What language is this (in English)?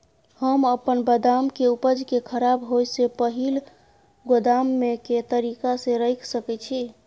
Maithili